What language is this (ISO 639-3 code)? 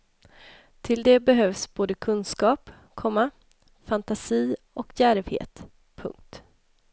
swe